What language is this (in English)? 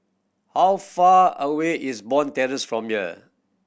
English